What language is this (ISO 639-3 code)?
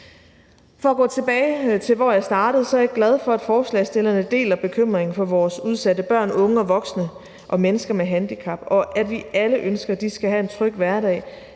dan